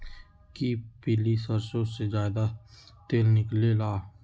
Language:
Magahi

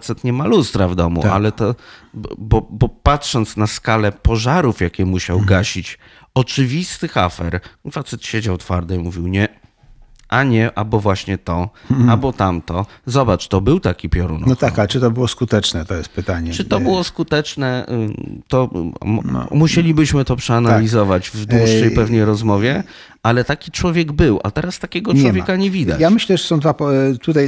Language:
Polish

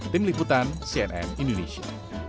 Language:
Indonesian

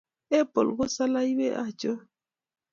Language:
Kalenjin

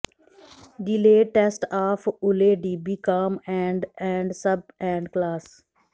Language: Punjabi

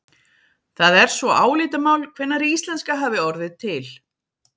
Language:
Icelandic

